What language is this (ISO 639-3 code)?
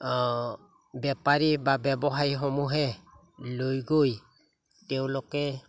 asm